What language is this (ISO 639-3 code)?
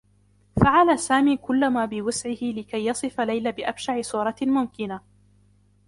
ara